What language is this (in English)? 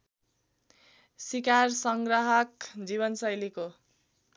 Nepali